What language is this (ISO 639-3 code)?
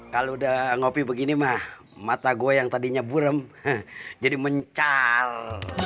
ind